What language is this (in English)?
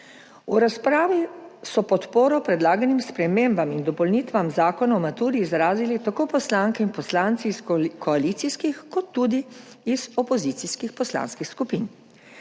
Slovenian